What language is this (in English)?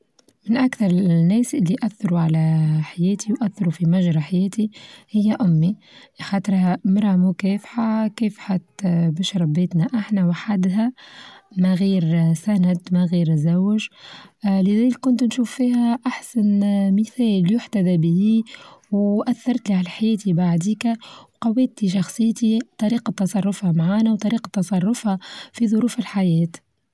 Tunisian Arabic